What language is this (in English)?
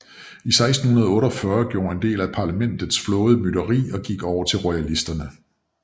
Danish